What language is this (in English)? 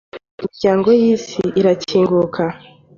Kinyarwanda